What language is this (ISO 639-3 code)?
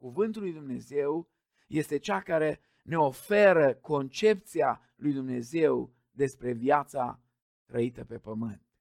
ron